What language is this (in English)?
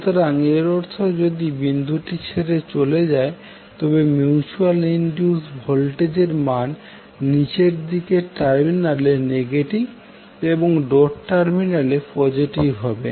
Bangla